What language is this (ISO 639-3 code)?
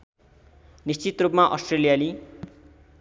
nep